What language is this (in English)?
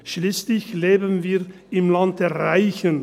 Swiss German